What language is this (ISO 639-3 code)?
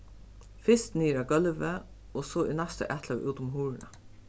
fao